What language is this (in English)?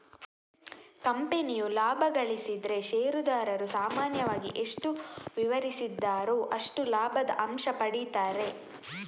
Kannada